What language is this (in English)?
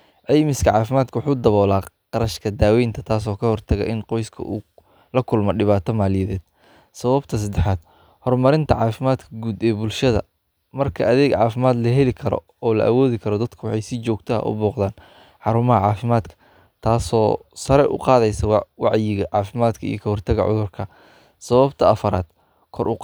Somali